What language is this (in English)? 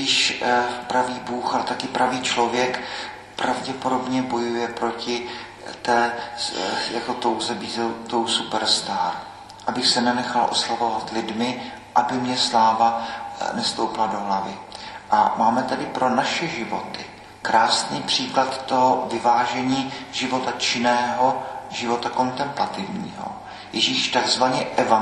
Czech